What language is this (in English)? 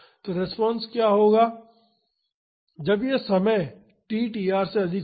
Hindi